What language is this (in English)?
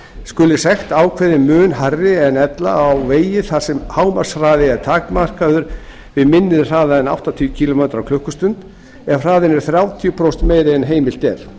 Icelandic